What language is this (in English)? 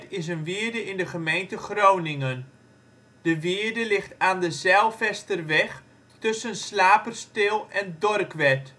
Dutch